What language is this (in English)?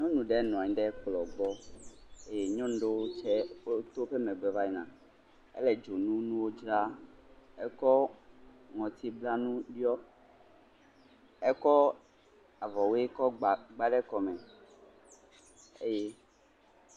Ewe